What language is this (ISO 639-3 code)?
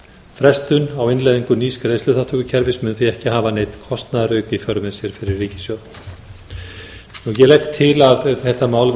isl